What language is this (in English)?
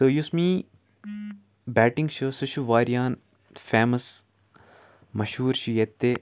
Kashmiri